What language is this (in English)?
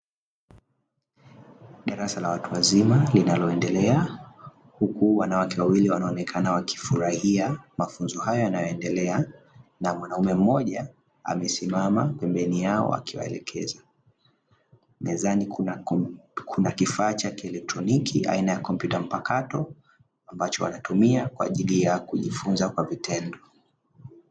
Swahili